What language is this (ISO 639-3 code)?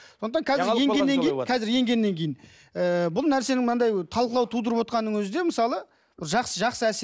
kaz